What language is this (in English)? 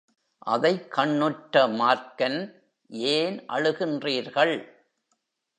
Tamil